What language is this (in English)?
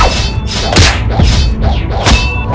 Indonesian